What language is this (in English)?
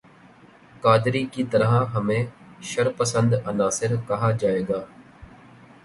Urdu